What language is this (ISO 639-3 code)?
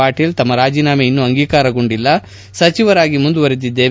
kan